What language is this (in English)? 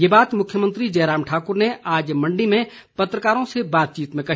Hindi